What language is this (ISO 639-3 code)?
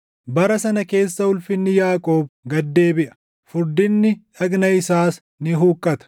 orm